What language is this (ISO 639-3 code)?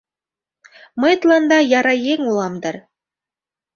chm